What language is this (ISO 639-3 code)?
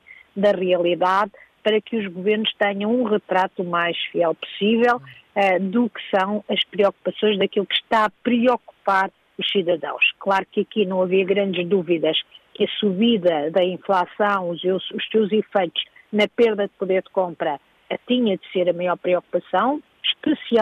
por